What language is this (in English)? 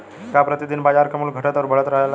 Bhojpuri